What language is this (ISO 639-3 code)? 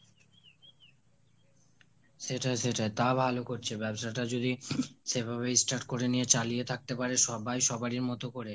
ben